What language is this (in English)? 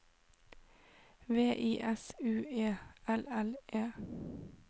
Norwegian